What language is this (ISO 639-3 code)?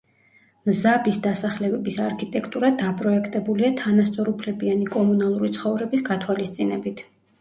kat